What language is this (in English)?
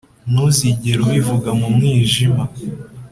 Kinyarwanda